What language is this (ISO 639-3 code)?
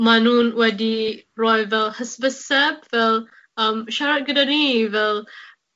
cym